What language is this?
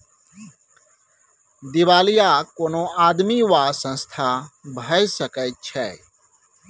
Maithili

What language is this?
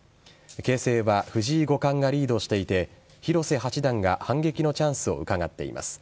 Japanese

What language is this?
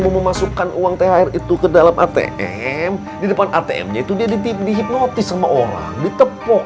Indonesian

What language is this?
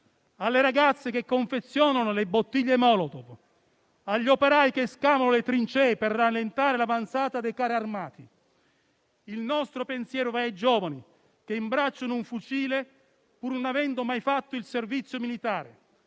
Italian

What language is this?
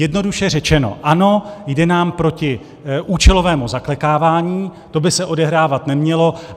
Czech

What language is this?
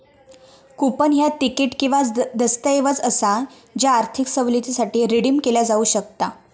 Marathi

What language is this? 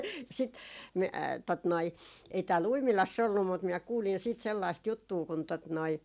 Finnish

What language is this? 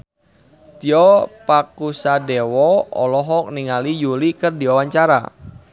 Sundanese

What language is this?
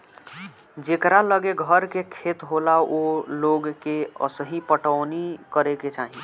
Bhojpuri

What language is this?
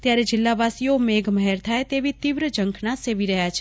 Gujarati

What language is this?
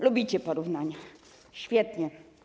Polish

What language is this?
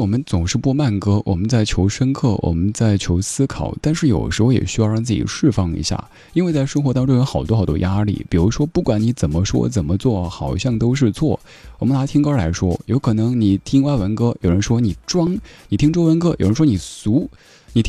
Chinese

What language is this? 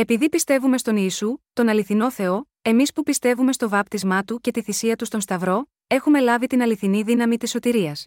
Greek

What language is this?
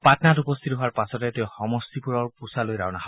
Assamese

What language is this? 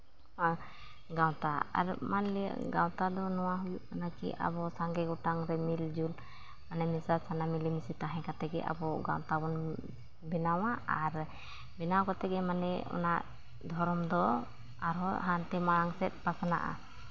Santali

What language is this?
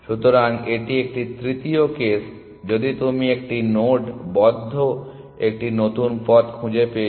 Bangla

